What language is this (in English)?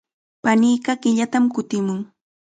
Chiquián Ancash Quechua